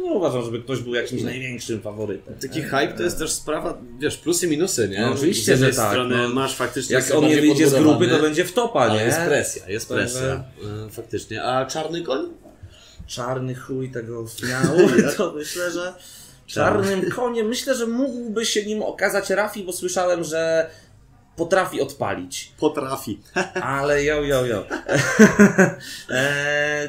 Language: Polish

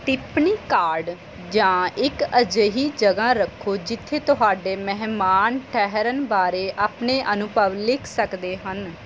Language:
Punjabi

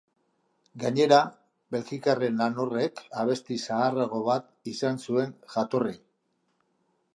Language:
Basque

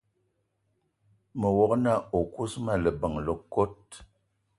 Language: Eton (Cameroon)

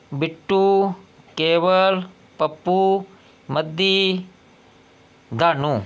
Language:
Dogri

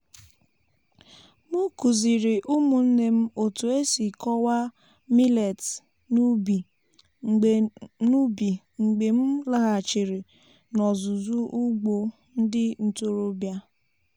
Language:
Igbo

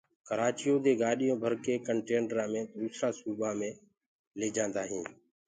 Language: Gurgula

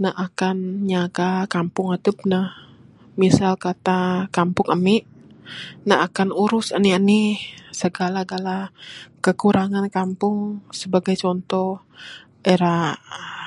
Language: Bukar-Sadung Bidayuh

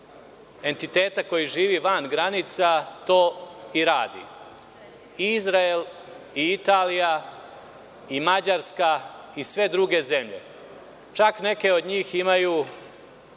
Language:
Serbian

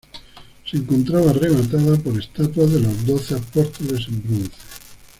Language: Spanish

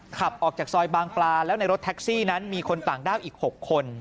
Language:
Thai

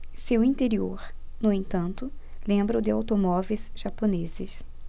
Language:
Portuguese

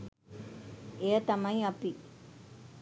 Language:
Sinhala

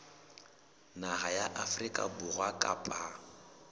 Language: Southern Sotho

